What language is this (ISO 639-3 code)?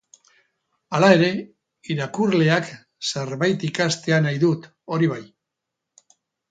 eus